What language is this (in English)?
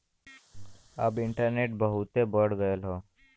Bhojpuri